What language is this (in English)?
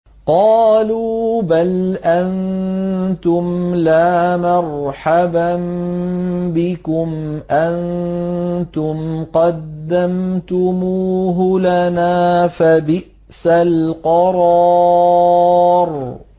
Arabic